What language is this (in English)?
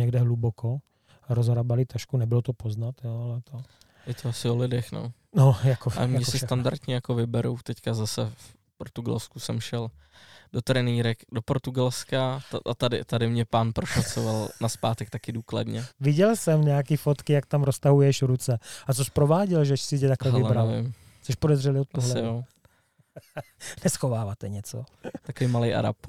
Czech